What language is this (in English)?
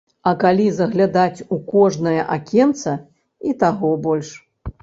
Belarusian